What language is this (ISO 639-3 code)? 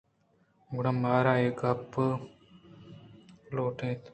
bgp